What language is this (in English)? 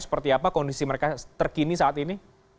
Indonesian